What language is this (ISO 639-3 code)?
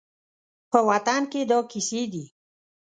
pus